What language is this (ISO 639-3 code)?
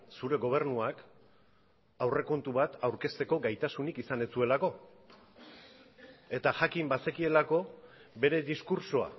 eus